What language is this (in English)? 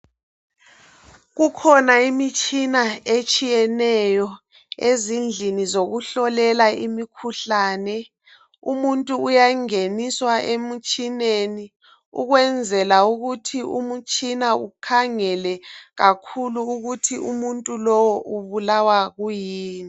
North Ndebele